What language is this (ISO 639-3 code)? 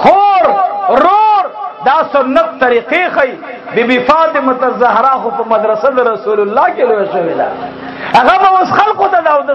ara